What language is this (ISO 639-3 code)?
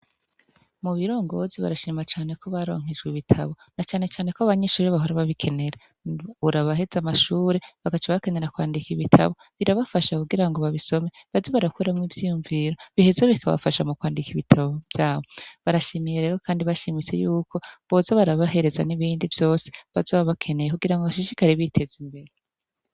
run